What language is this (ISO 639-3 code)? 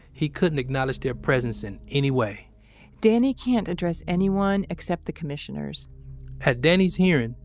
eng